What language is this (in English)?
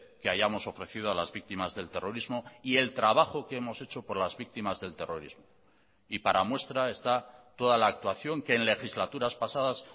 Spanish